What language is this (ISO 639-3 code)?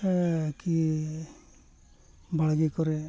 sat